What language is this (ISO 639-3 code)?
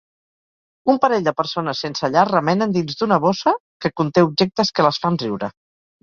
cat